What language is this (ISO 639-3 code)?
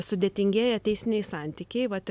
lit